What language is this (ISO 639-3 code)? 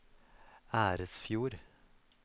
nor